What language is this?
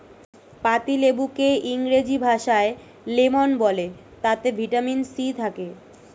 Bangla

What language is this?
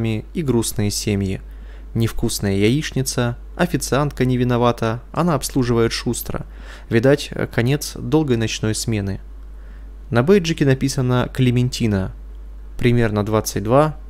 Russian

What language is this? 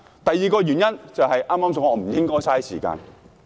Cantonese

